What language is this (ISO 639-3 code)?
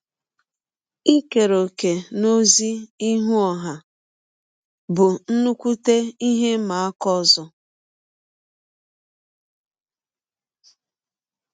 ibo